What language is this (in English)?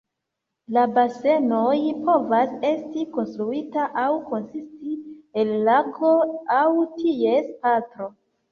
Esperanto